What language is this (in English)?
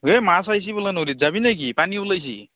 Assamese